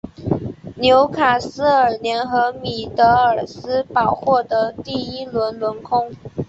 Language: Chinese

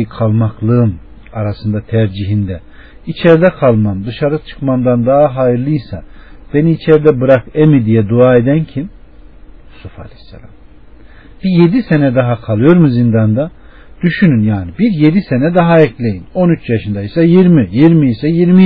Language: Turkish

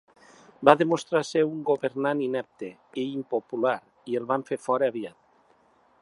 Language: Catalan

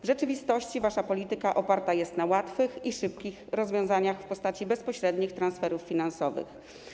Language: Polish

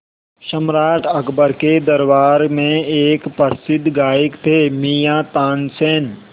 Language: Hindi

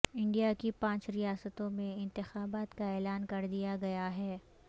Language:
Urdu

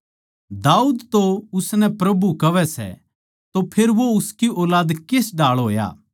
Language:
Haryanvi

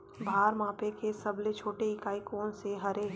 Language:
Chhattisgarhi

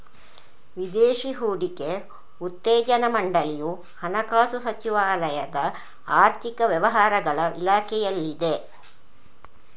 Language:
Kannada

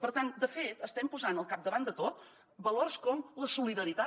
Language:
Catalan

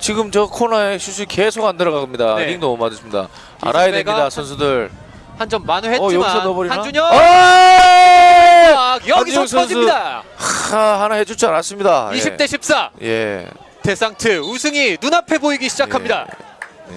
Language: Korean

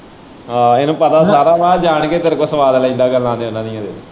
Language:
Punjabi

